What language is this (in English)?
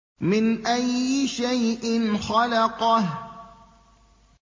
Arabic